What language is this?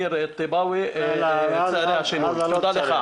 Hebrew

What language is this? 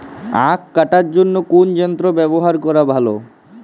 Bangla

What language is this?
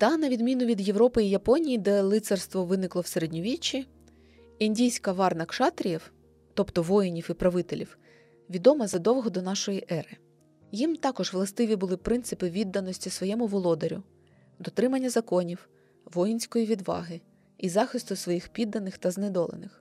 Ukrainian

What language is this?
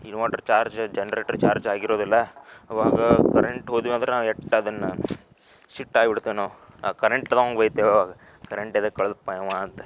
Kannada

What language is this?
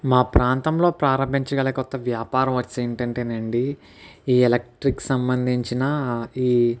Telugu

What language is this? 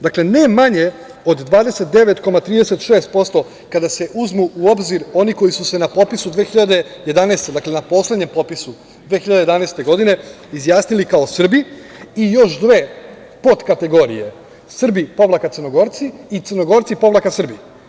Serbian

